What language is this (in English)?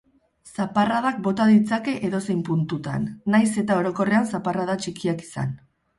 Basque